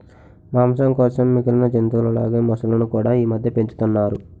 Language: Telugu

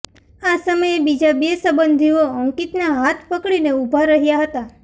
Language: Gujarati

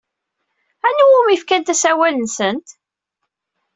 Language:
Kabyle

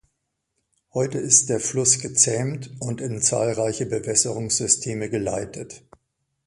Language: German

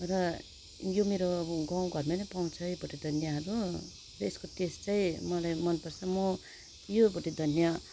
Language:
Nepali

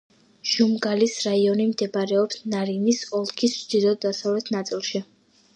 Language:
Georgian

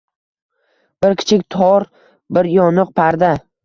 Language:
Uzbek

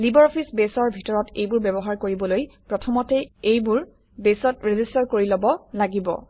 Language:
Assamese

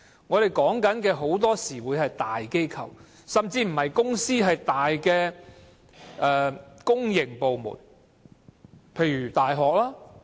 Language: Cantonese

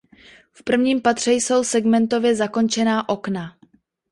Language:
Czech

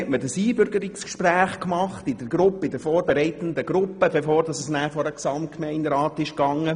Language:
Swiss German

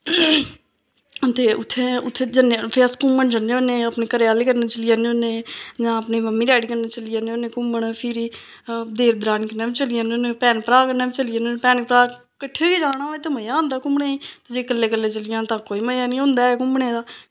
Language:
Dogri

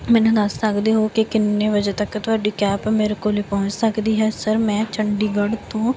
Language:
Punjabi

